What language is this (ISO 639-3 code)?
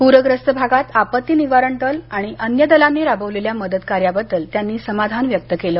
mar